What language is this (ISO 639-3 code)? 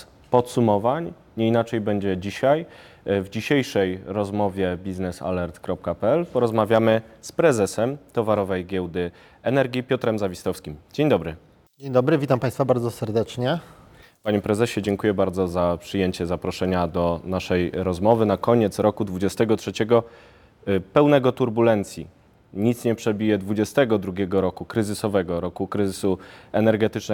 pol